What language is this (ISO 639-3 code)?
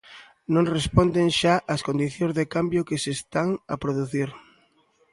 glg